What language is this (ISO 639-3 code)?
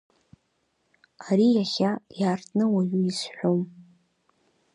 abk